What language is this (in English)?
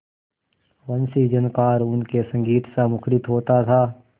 Hindi